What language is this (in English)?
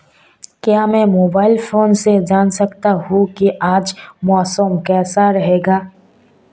Hindi